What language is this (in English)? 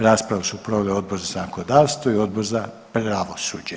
Croatian